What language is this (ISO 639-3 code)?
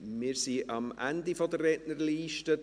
gsw